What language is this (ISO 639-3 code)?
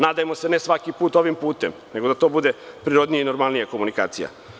srp